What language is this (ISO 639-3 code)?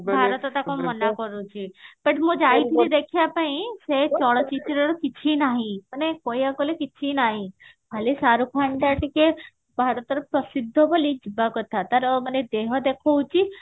ori